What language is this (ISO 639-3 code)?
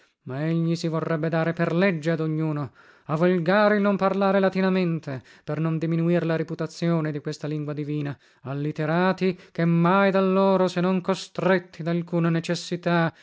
ita